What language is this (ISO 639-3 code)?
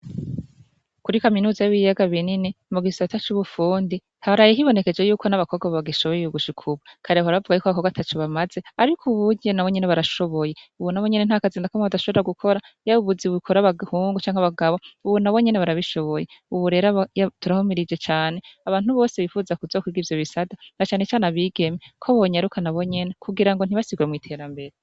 run